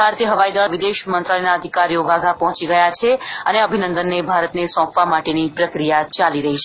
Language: Gujarati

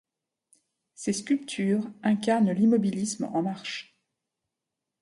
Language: French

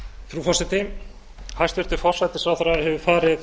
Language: Icelandic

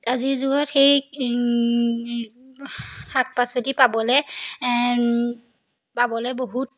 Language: Assamese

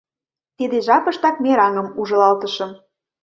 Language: Mari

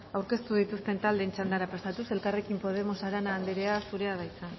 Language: Basque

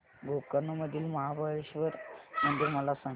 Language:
Marathi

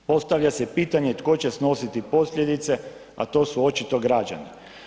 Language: Croatian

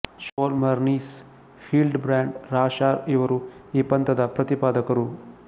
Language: Kannada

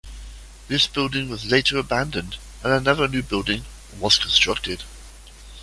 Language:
English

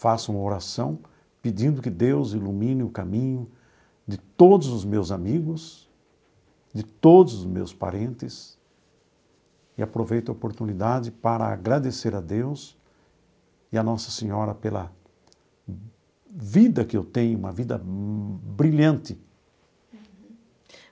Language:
Portuguese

